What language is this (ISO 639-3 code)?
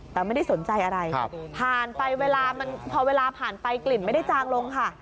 tha